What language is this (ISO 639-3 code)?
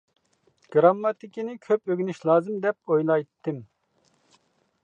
uig